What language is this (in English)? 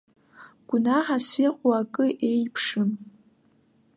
Abkhazian